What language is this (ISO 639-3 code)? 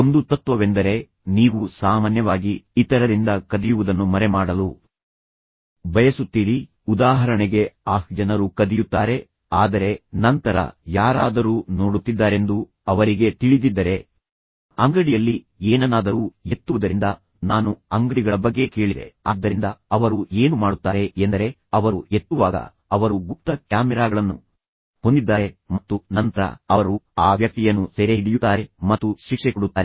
kan